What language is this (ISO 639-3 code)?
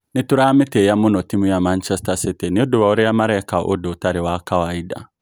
kik